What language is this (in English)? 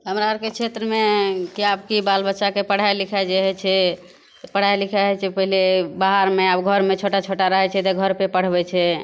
Maithili